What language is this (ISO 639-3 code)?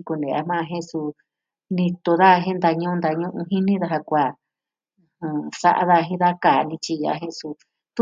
meh